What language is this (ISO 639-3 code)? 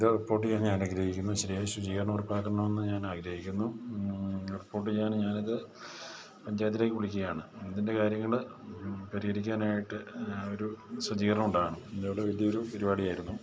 mal